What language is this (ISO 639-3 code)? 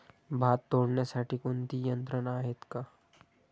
mar